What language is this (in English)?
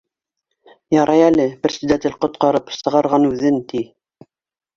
Bashkir